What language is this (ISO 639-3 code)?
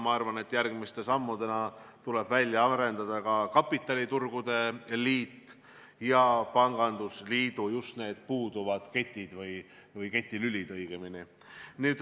est